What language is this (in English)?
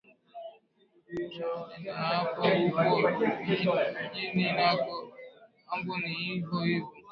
Swahili